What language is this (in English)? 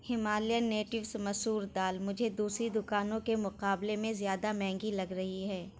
Urdu